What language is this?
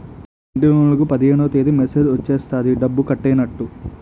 Telugu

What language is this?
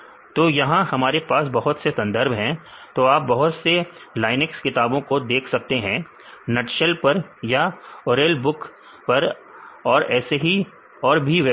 Hindi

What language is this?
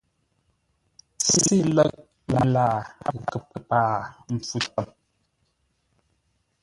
Ngombale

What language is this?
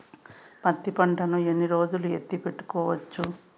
Telugu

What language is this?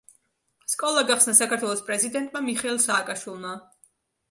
Georgian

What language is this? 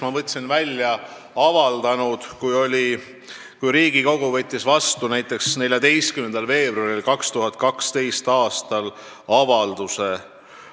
Estonian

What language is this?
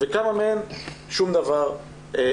Hebrew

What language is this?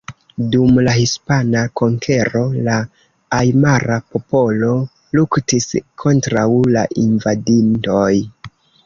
Esperanto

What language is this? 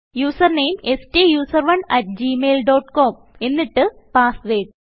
Malayalam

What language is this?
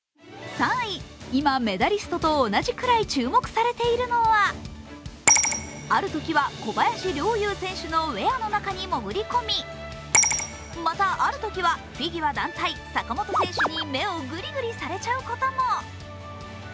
Japanese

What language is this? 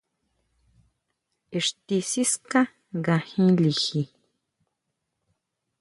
Huautla Mazatec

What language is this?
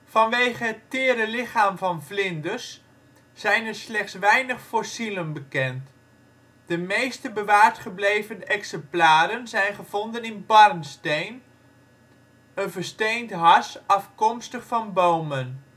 Dutch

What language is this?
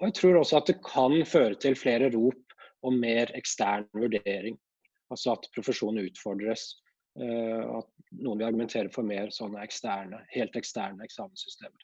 Norwegian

